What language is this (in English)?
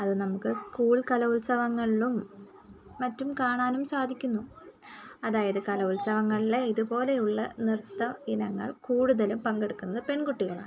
Malayalam